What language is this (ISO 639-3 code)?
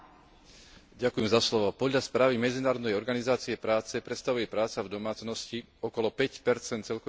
slk